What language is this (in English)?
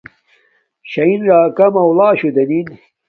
Domaaki